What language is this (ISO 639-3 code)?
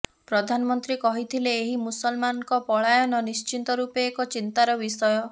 ori